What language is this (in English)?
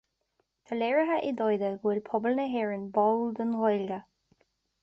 Irish